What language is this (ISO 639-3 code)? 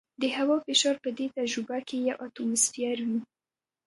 pus